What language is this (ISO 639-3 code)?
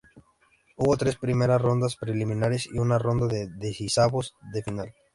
spa